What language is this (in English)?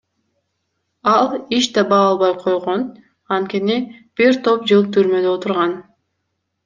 Kyrgyz